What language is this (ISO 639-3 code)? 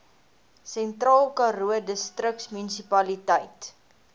afr